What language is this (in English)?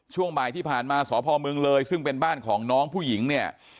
Thai